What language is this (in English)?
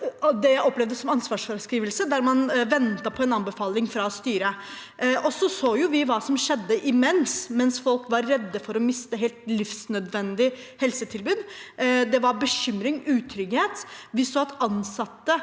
Norwegian